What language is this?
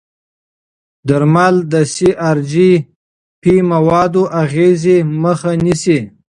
Pashto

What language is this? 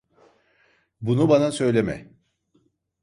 Turkish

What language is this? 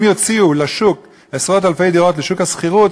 Hebrew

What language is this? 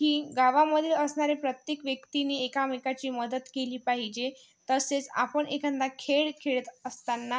Marathi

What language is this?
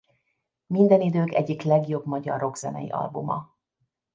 Hungarian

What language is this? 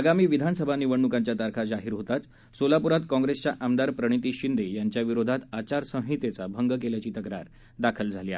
Marathi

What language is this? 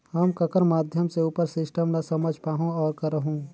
Chhattisgarhi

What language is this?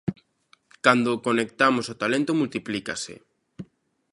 Galician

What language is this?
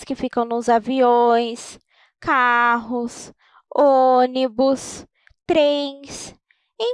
Portuguese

